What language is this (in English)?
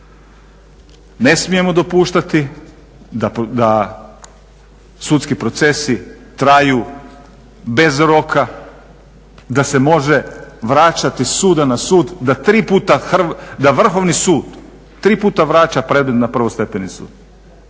Croatian